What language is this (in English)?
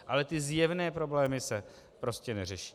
Czech